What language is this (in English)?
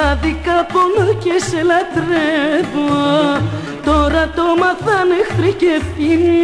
Greek